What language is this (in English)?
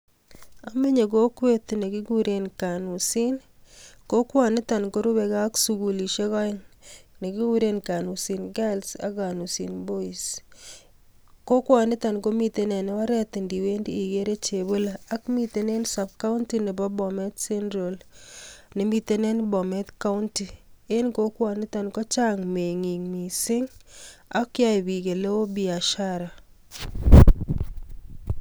Kalenjin